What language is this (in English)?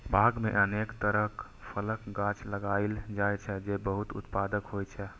Maithili